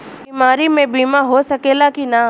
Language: Bhojpuri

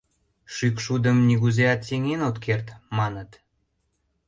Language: Mari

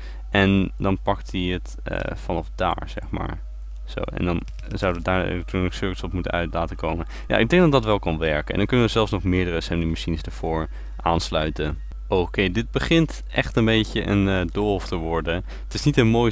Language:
Dutch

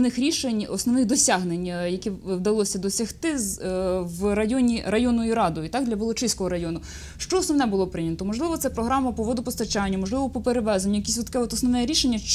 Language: Russian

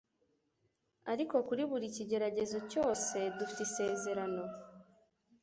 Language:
Kinyarwanda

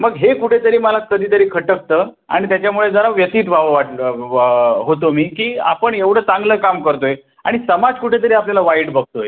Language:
Marathi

